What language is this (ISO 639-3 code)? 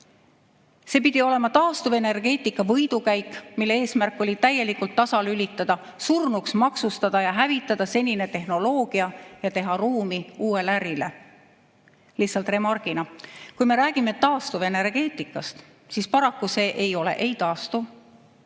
est